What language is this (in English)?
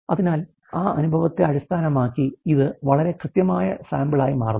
Malayalam